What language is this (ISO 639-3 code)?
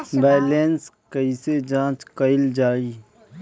bho